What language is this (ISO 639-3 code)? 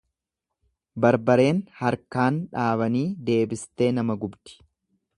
orm